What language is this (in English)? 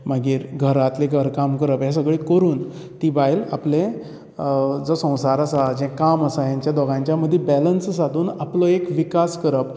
Konkani